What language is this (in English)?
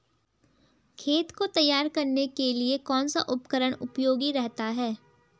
Hindi